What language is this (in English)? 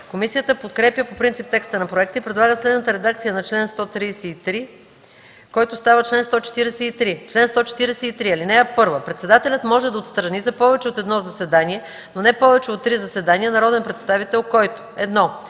Bulgarian